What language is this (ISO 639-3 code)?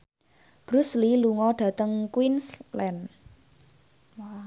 jav